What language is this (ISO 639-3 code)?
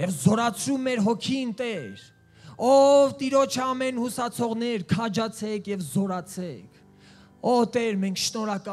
ron